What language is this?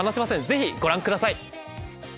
Japanese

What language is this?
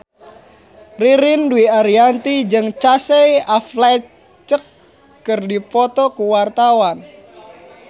Sundanese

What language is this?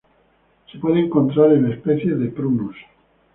Spanish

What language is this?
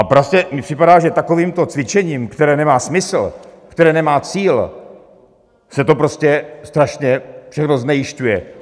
Czech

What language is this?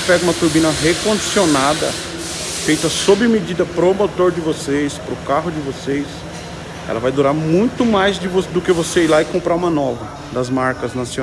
Portuguese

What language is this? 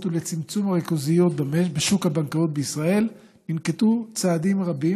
Hebrew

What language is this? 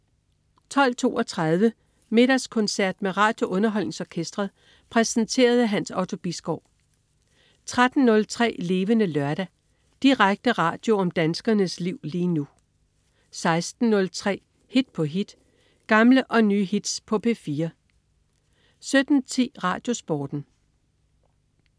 Danish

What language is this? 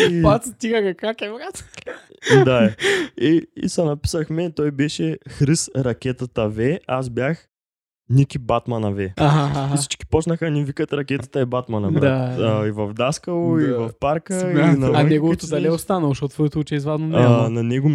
Bulgarian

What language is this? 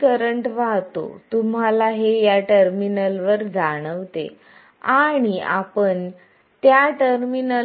Marathi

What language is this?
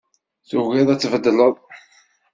Kabyle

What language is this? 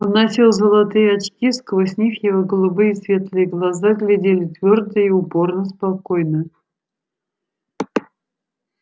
Russian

